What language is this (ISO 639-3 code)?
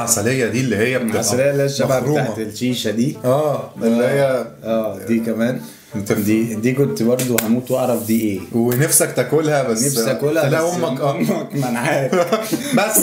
ara